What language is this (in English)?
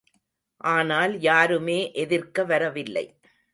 Tamil